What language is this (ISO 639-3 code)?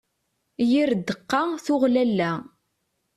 kab